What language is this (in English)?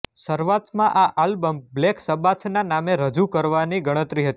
Gujarati